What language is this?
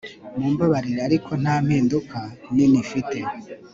Kinyarwanda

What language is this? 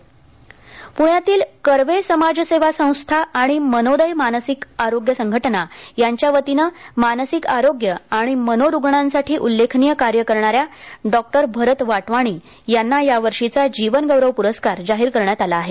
Marathi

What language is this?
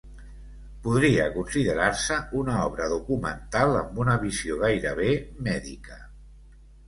Catalan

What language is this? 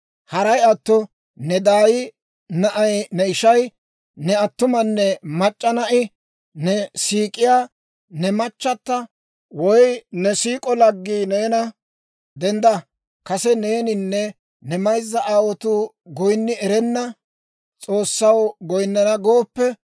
Dawro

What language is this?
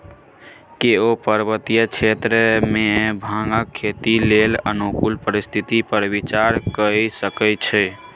Maithili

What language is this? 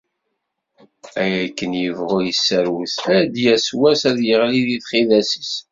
Kabyle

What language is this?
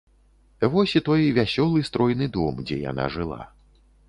Belarusian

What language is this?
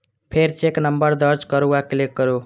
Maithili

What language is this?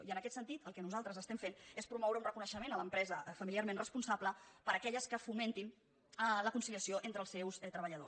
Catalan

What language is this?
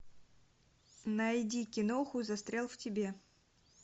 Russian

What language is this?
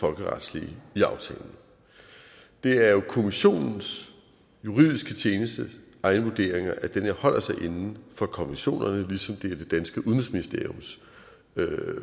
Danish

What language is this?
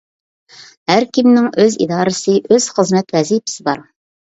Uyghur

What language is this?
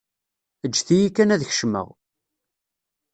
Kabyle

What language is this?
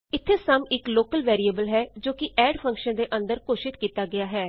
Punjabi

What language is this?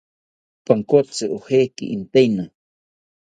South Ucayali Ashéninka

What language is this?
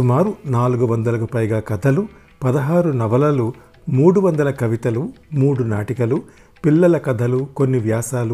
Telugu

